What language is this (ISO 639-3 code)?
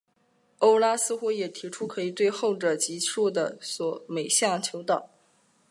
zho